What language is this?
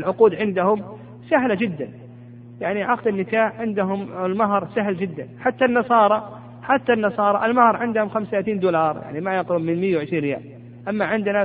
Arabic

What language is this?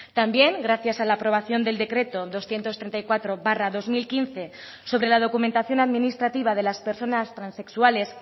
Spanish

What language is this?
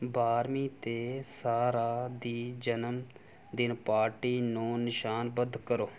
Punjabi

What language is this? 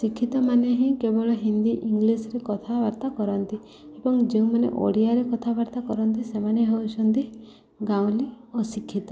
Odia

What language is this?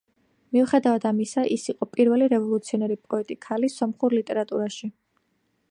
Georgian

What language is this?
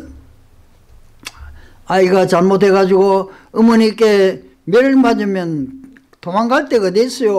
Korean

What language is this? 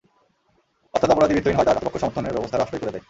Bangla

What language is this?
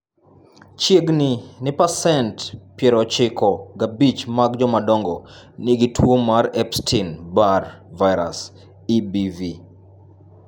Luo (Kenya and Tanzania)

